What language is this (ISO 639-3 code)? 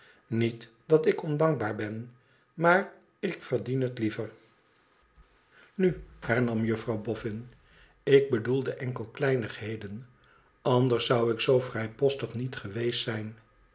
nld